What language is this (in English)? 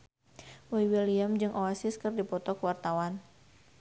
Sundanese